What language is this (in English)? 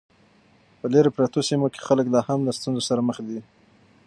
Pashto